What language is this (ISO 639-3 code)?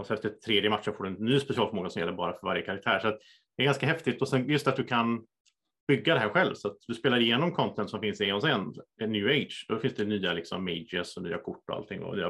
swe